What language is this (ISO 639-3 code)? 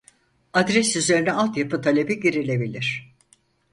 tur